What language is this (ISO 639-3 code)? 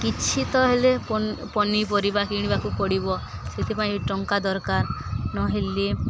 ori